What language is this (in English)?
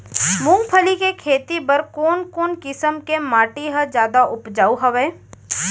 Chhattisgarhi